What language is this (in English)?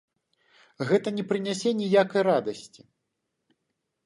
Belarusian